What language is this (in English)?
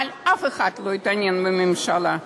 Hebrew